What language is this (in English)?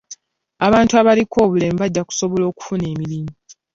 Ganda